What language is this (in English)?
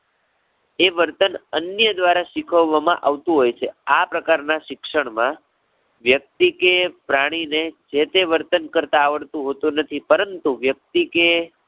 Gujarati